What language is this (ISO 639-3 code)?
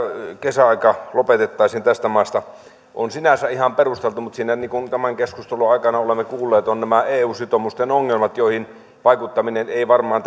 fin